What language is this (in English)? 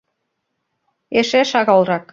Mari